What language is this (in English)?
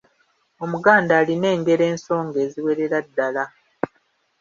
Ganda